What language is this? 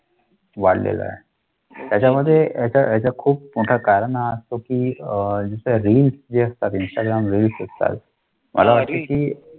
Marathi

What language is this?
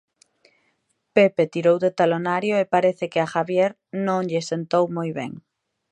Galician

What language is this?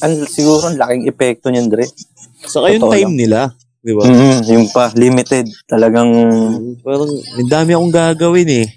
Filipino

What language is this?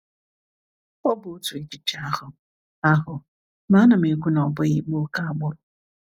Igbo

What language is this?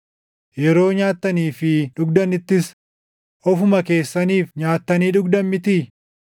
Oromo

